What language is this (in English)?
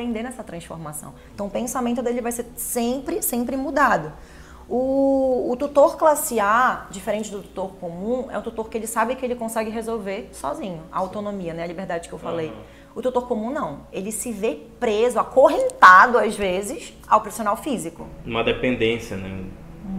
Portuguese